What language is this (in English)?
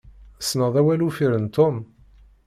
Kabyle